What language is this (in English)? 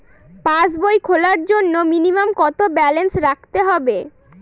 Bangla